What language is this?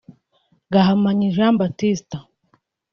Kinyarwanda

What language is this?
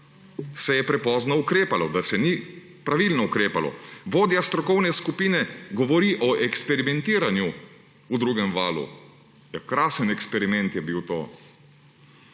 Slovenian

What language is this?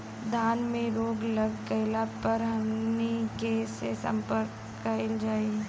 Bhojpuri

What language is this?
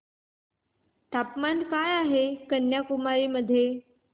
Marathi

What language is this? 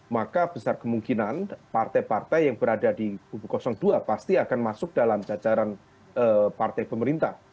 Indonesian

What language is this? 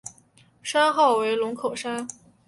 Chinese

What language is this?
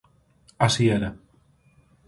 Galician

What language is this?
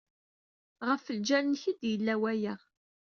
Kabyle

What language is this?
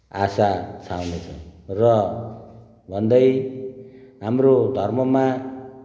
Nepali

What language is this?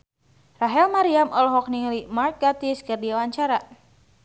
Sundanese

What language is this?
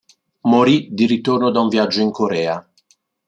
Italian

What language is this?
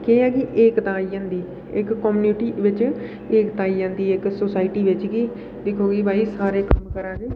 Dogri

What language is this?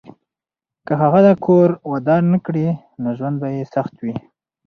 Pashto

